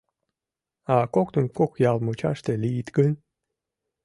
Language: Mari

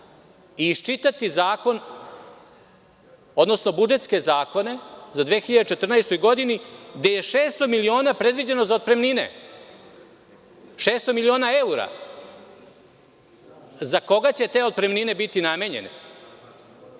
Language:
Serbian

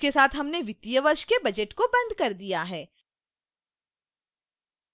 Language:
Hindi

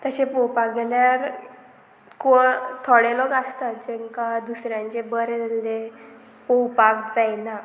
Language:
Konkani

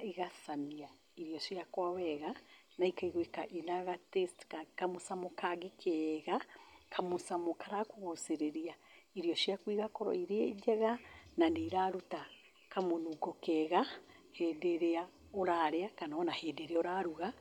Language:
Kikuyu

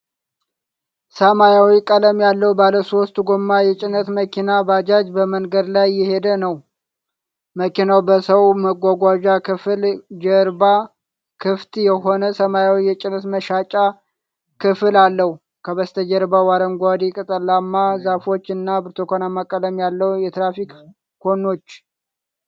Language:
Amharic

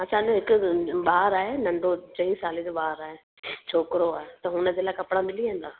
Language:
Sindhi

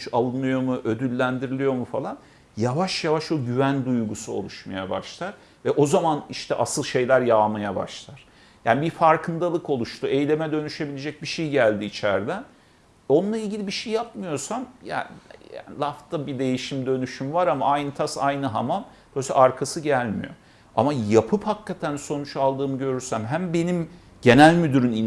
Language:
Turkish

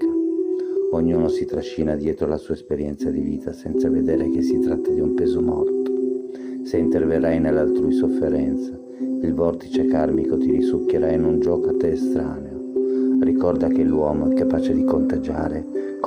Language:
Italian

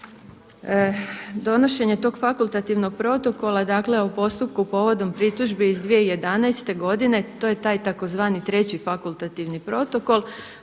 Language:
Croatian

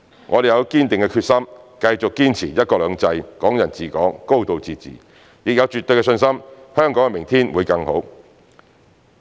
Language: Cantonese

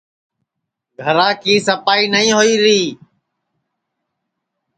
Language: Sansi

